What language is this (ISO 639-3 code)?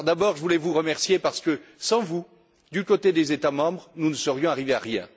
fra